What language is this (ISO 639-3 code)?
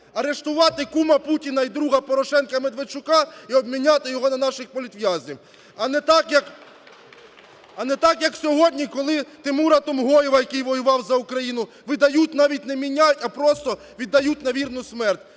ukr